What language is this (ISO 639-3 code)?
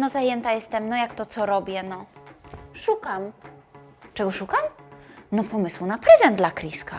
pol